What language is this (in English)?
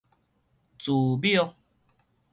Min Nan Chinese